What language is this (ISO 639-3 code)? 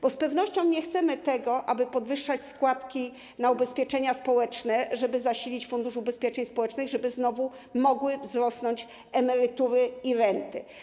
pol